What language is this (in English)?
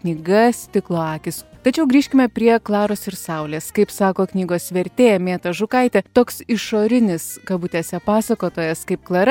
Lithuanian